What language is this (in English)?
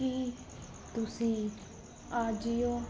Punjabi